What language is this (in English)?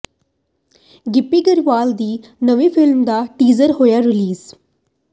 Punjabi